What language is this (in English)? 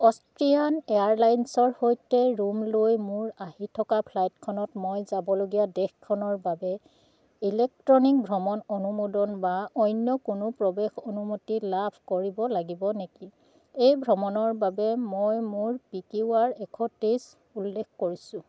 Assamese